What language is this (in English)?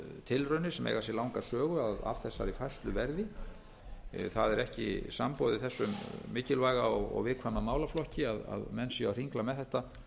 Icelandic